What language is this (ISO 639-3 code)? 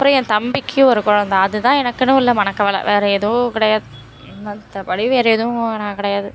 tam